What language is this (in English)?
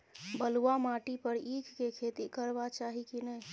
Maithili